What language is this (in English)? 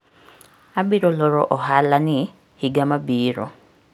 Luo (Kenya and Tanzania)